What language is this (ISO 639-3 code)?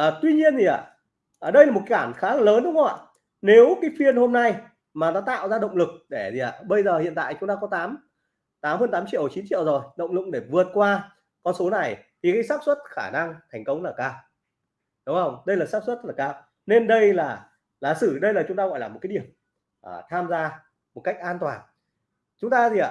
vie